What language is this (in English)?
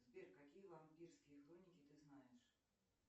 Russian